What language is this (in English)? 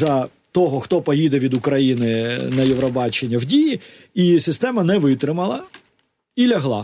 Ukrainian